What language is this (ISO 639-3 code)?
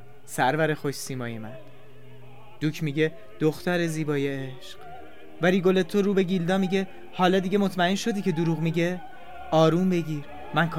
fas